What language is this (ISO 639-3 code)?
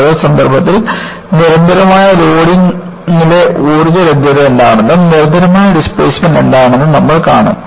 mal